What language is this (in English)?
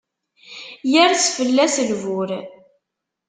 Kabyle